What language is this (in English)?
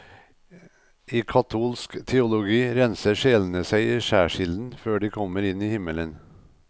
Norwegian